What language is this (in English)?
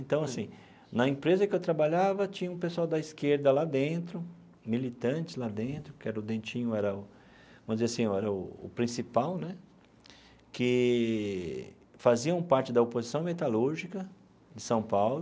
Portuguese